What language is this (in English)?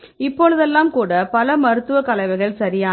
Tamil